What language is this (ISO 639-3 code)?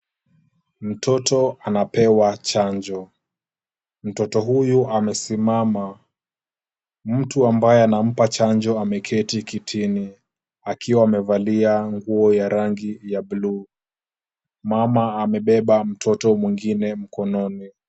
swa